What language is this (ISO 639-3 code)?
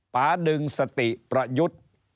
tha